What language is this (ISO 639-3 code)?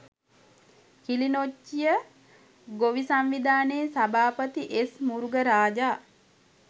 sin